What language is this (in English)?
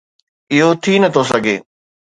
Sindhi